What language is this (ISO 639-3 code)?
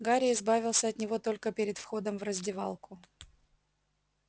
rus